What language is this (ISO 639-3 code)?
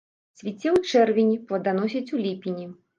bel